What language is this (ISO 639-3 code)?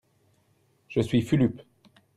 fra